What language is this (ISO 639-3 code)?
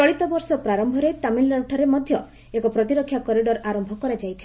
ori